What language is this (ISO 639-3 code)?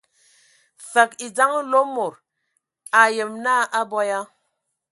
ewo